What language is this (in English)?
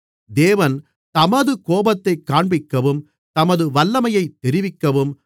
Tamil